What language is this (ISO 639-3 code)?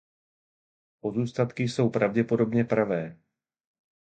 ces